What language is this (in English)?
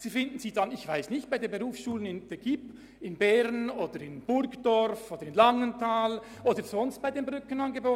Swiss German